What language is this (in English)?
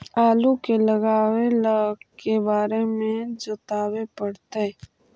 Magahi